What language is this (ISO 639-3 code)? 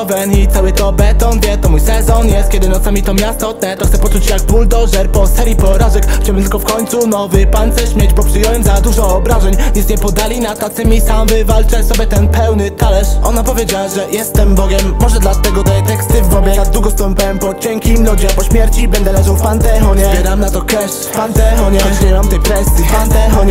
pol